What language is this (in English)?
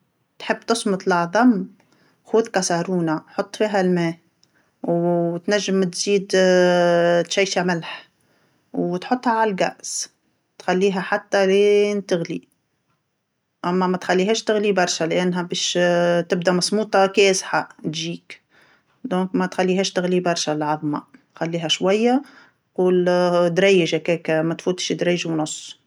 Tunisian Arabic